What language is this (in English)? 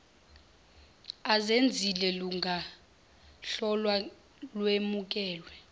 Zulu